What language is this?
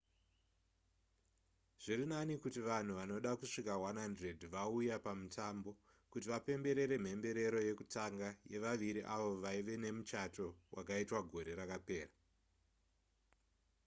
Shona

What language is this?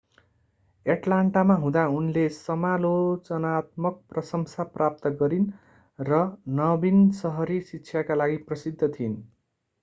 Nepali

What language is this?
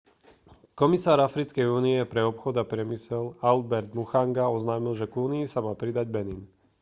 Slovak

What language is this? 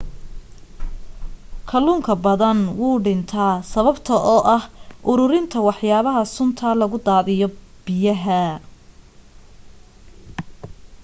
Somali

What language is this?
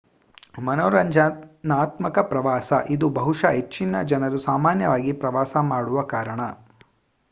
Kannada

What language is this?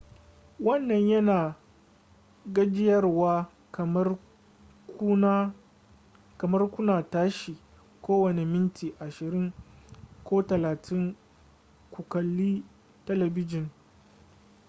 Hausa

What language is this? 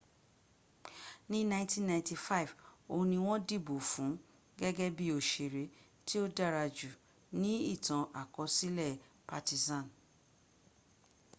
Yoruba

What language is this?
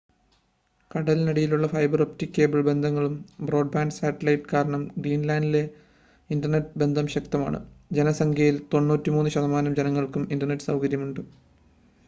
Malayalam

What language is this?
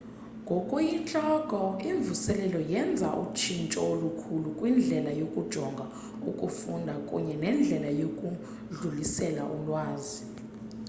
Xhosa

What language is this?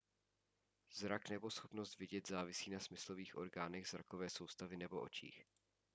Czech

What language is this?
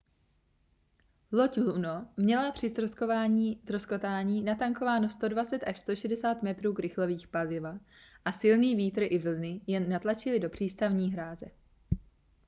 Czech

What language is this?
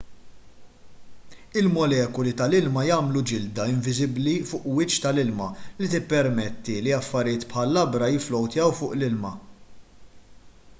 Maltese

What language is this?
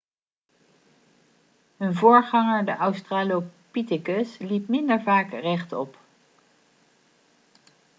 Dutch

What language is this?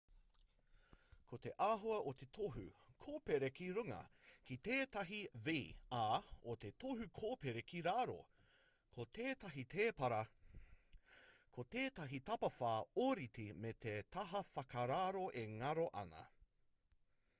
Māori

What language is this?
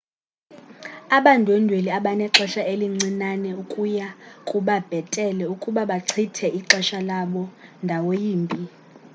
Xhosa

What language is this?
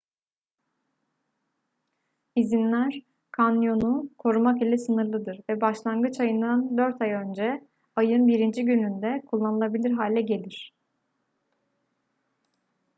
Turkish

